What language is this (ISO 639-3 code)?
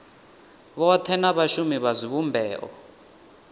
ven